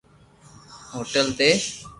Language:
Loarki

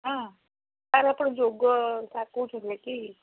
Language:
Odia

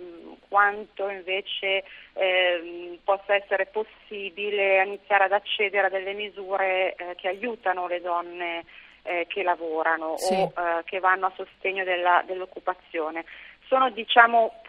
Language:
Italian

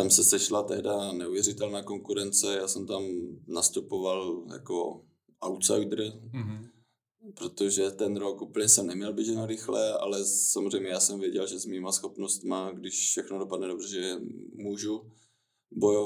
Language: Czech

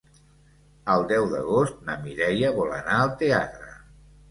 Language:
Catalan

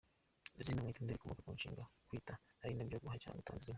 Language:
Kinyarwanda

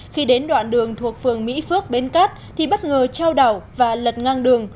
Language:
Vietnamese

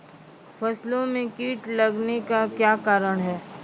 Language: Maithili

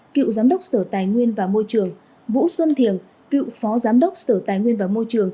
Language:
Vietnamese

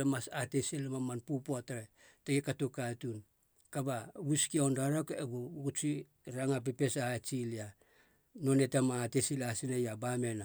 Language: Halia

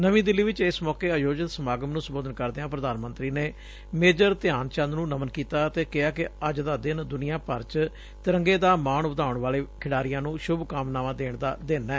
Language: Punjabi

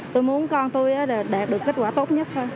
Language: Vietnamese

